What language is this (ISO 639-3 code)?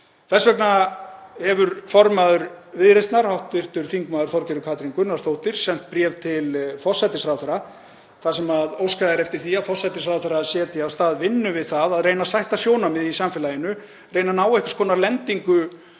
isl